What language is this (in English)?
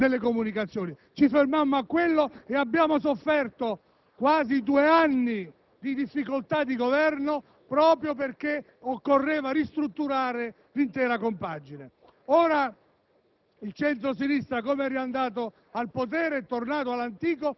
Italian